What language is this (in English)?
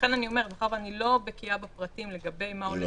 Hebrew